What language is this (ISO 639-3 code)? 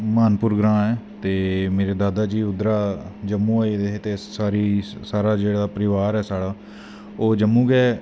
doi